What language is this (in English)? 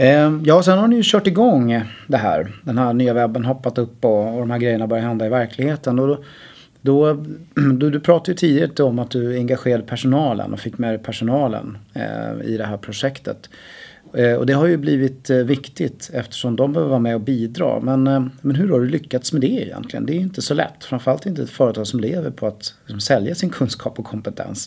Swedish